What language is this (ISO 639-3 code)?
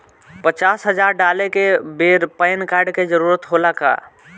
bho